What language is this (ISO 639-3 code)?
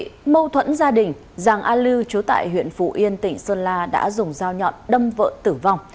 vie